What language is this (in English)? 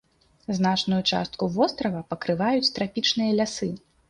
Belarusian